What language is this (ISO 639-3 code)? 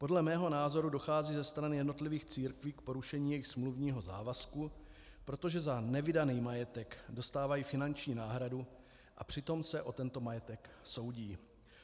ces